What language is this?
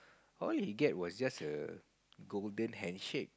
English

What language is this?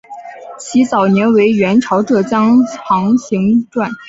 Chinese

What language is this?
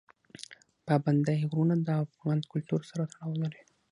Pashto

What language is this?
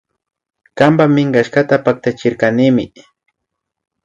Imbabura Highland Quichua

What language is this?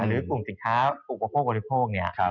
Thai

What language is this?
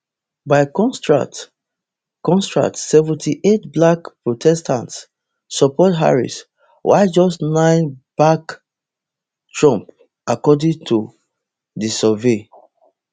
Nigerian Pidgin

